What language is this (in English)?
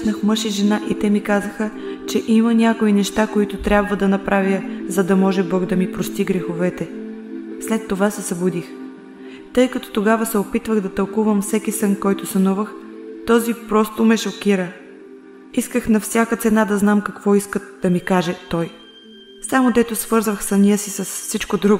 Bulgarian